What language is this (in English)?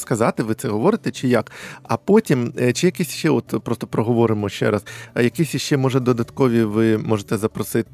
Ukrainian